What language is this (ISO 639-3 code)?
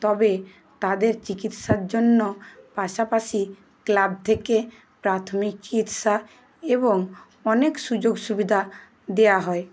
ben